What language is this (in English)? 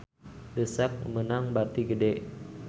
Sundanese